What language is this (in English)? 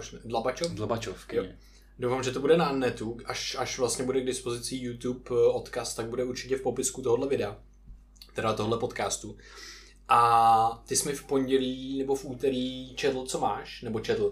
Czech